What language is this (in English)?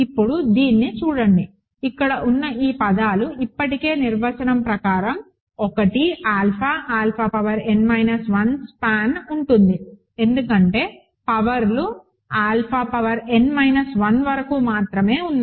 Telugu